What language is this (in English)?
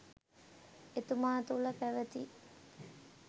Sinhala